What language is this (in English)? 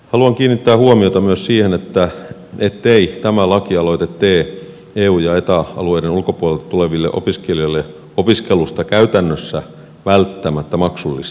Finnish